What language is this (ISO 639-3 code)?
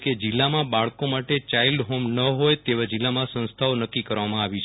guj